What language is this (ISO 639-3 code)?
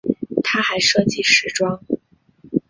zho